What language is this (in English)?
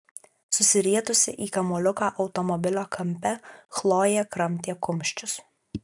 Lithuanian